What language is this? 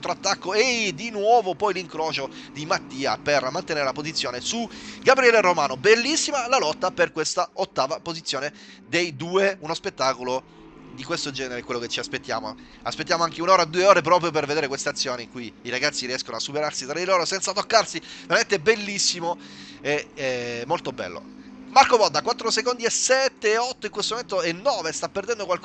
Italian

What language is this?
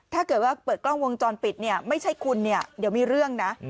Thai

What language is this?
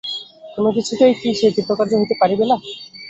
Bangla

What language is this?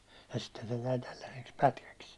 Finnish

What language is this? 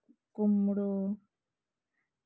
Santali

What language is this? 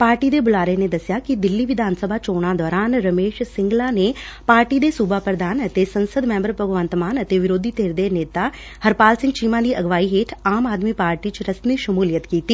Punjabi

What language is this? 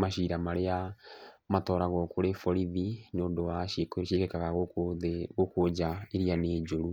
Kikuyu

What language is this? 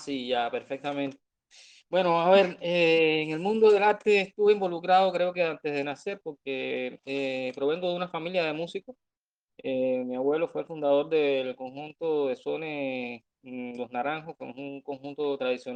Spanish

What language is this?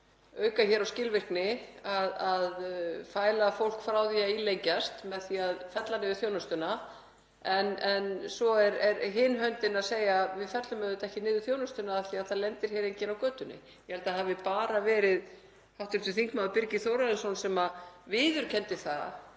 Icelandic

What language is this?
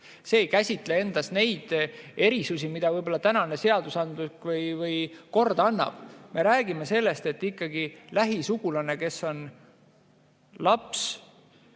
Estonian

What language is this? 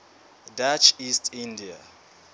Southern Sotho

